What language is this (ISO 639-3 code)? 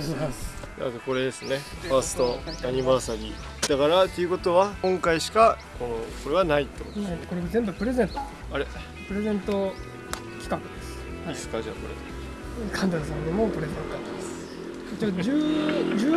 jpn